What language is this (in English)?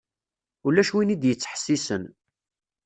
Kabyle